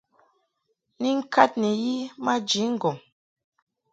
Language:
Mungaka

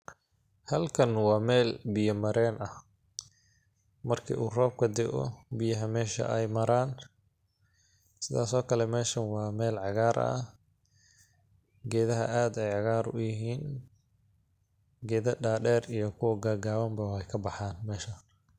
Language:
Somali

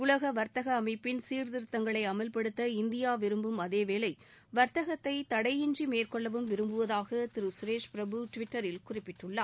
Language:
Tamil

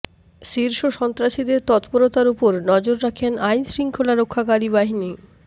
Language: Bangla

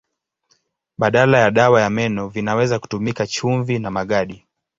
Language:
Swahili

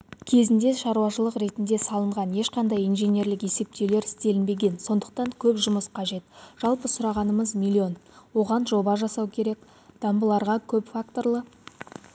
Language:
Kazakh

